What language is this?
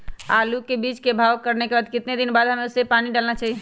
Magahi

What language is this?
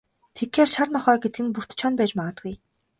Mongolian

